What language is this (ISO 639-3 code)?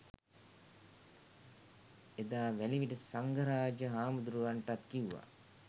sin